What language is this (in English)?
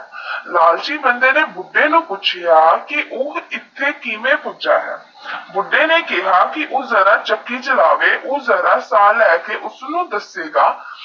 Punjabi